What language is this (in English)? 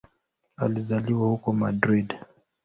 Swahili